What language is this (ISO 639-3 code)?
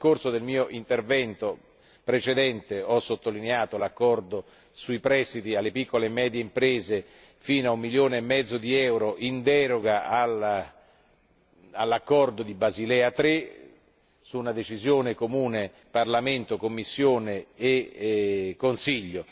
ita